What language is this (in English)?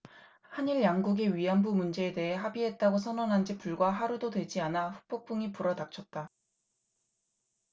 Korean